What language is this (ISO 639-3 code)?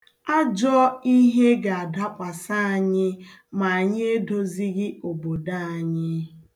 ibo